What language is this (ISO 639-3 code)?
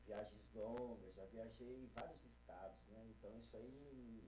por